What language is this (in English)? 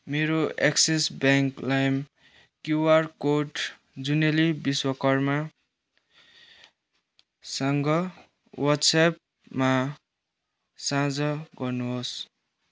Nepali